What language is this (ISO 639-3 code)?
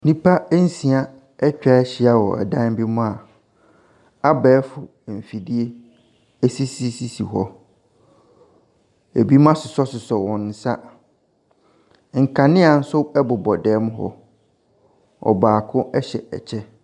aka